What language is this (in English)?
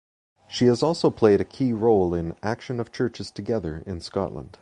English